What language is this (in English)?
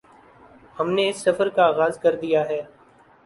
Urdu